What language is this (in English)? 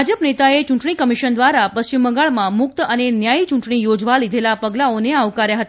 Gujarati